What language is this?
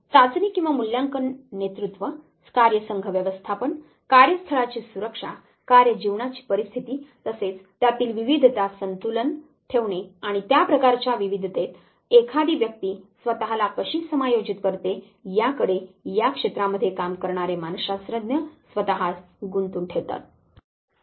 Marathi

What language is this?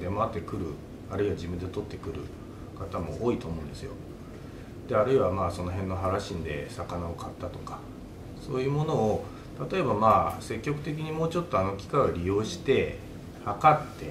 Japanese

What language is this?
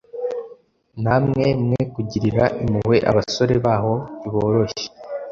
Kinyarwanda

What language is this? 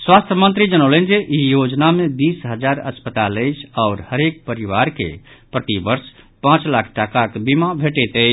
Maithili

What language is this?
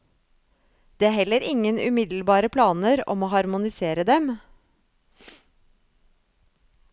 Norwegian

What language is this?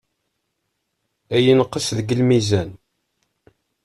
Kabyle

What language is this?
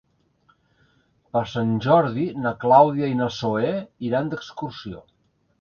Catalan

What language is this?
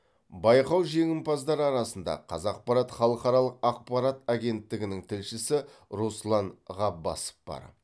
Kazakh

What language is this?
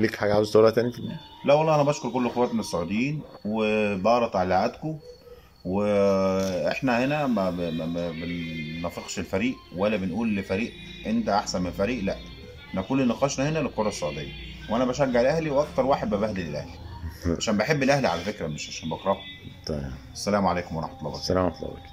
Arabic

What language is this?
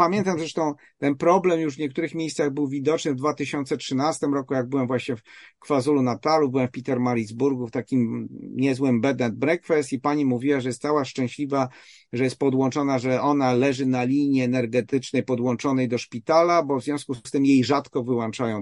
Polish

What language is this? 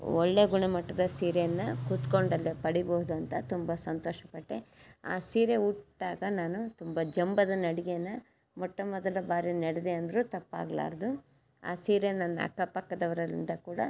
Kannada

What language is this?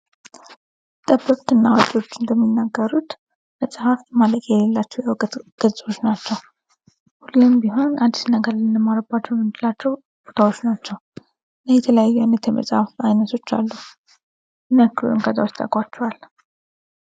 Amharic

